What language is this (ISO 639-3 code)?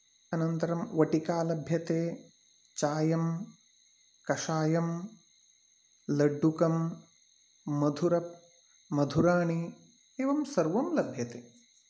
san